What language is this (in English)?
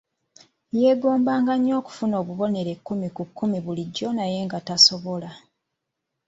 Ganda